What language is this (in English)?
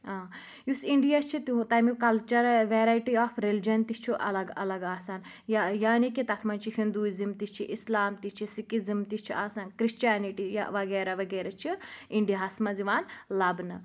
Kashmiri